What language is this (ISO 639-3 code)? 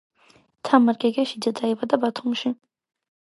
kat